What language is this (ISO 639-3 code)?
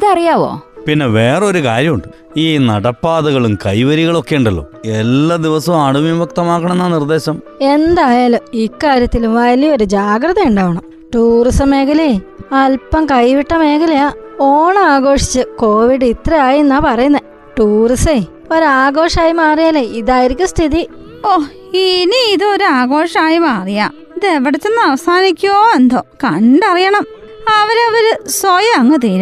mal